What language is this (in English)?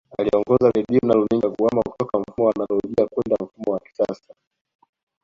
Swahili